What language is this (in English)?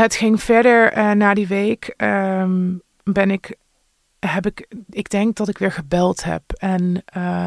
Dutch